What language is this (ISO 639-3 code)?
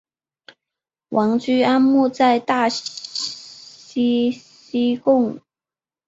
zho